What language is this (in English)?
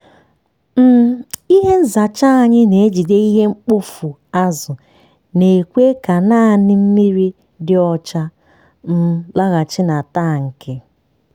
Igbo